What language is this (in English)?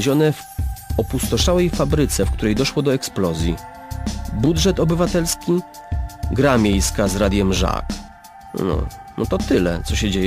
Polish